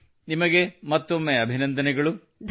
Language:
Kannada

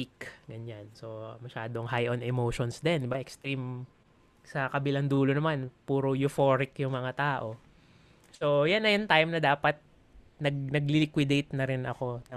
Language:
Filipino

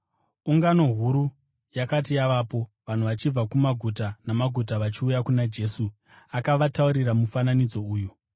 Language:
Shona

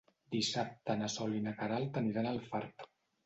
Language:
Catalan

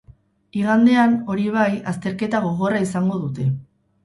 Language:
Basque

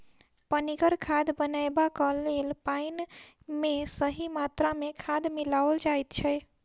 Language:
Maithili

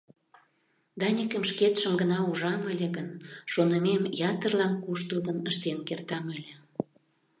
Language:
Mari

